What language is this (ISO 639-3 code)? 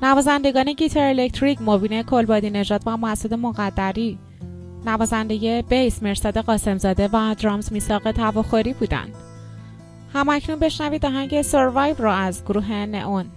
fas